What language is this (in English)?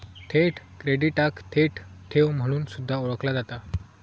Marathi